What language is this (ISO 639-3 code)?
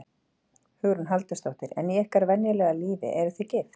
isl